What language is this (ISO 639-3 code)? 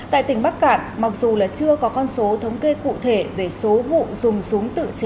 vie